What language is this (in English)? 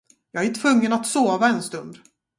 Swedish